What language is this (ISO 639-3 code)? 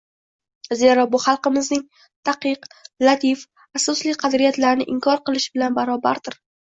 uzb